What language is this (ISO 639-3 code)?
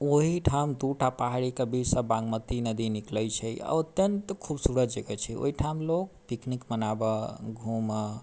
mai